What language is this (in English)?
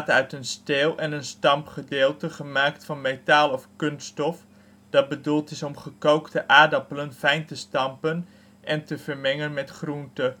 Dutch